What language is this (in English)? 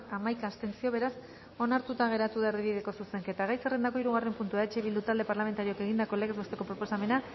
Basque